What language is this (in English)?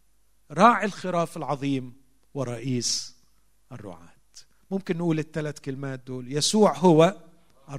Arabic